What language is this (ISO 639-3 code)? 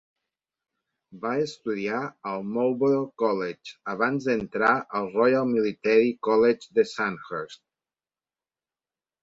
cat